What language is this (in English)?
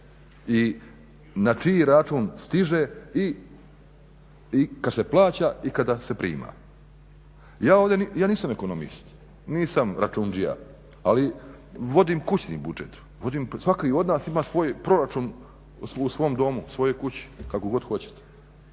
Croatian